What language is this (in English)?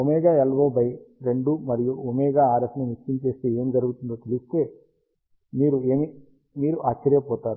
Telugu